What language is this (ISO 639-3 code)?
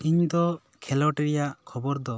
sat